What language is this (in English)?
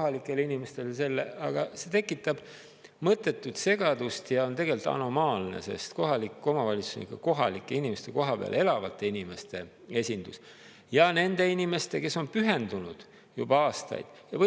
Estonian